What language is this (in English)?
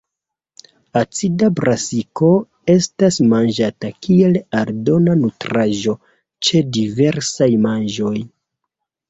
Esperanto